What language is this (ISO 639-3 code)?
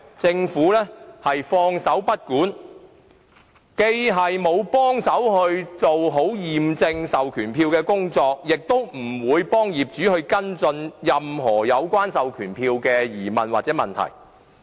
yue